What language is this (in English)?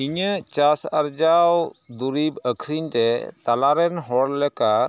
Santali